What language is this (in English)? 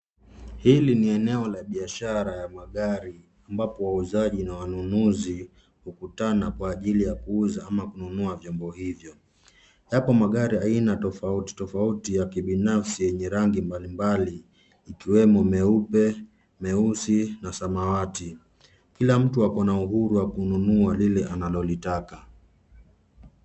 Swahili